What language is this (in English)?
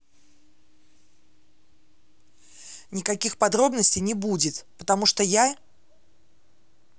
Russian